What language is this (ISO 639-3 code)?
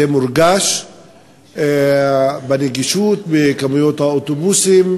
heb